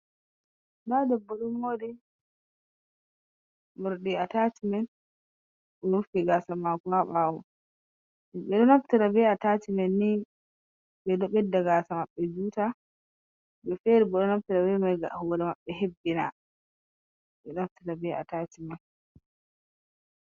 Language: Fula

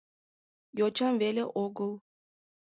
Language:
Mari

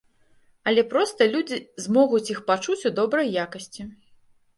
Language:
Belarusian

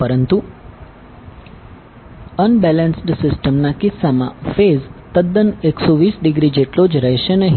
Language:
Gujarati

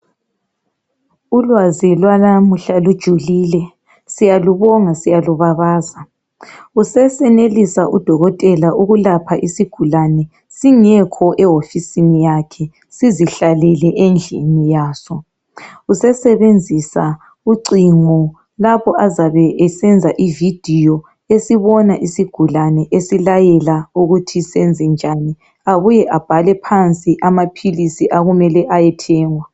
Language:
North Ndebele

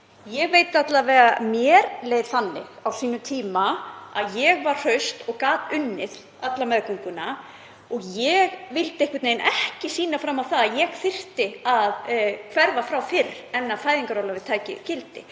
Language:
Icelandic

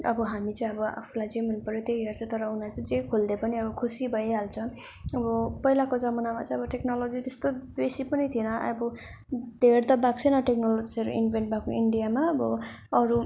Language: Nepali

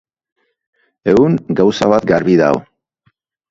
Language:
Basque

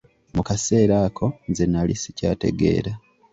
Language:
Ganda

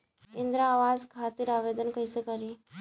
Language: Bhojpuri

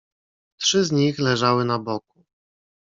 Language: Polish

